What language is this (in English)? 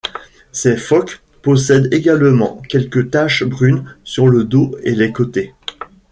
French